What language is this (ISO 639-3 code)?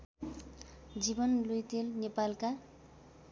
nep